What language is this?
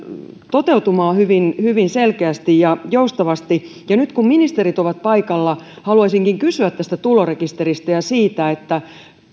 Finnish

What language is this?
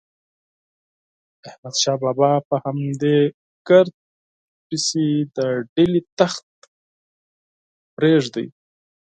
Pashto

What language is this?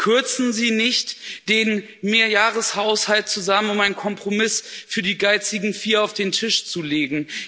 German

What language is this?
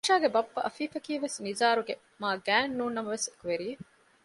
Divehi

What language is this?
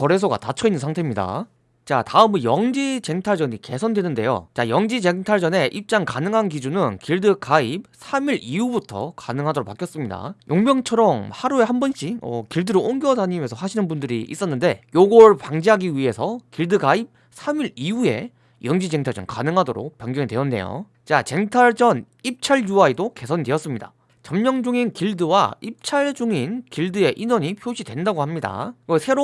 Korean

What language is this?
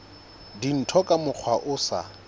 Southern Sotho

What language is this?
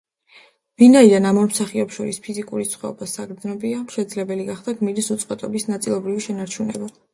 Georgian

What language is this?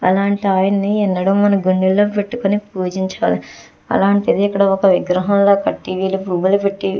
Telugu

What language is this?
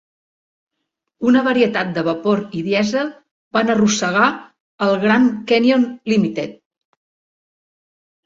Catalan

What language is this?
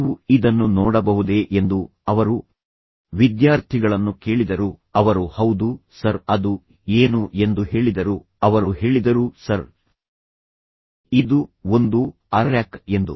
Kannada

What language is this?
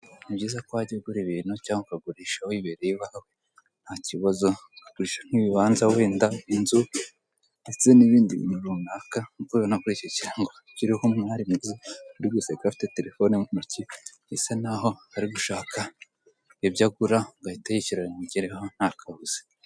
Kinyarwanda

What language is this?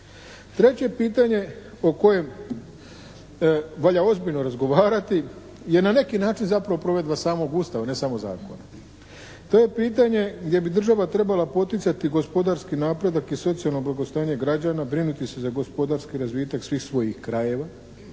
Croatian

